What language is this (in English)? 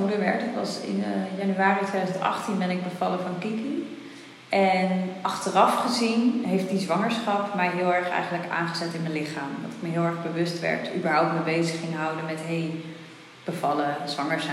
Dutch